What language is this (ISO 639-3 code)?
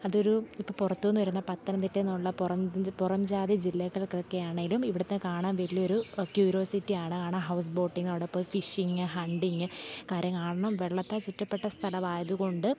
mal